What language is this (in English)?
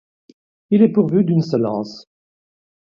French